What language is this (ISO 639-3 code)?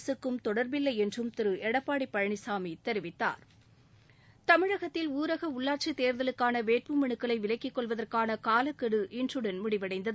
tam